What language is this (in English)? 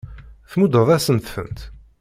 Kabyle